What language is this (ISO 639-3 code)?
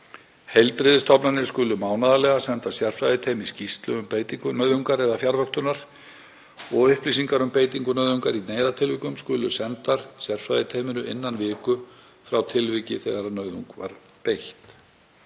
isl